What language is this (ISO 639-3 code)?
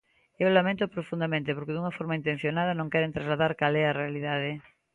glg